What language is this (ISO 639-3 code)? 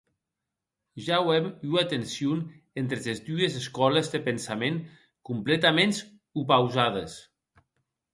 oci